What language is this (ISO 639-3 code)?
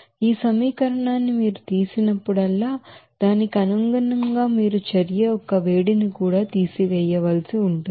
tel